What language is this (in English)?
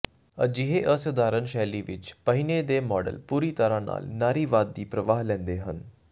Punjabi